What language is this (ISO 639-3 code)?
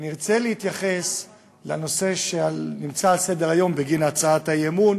heb